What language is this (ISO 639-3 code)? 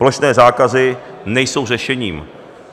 ces